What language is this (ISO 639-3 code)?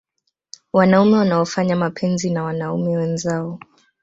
swa